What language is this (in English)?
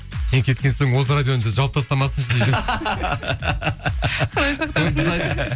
Kazakh